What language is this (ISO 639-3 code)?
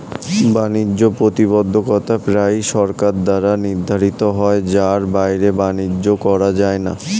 ben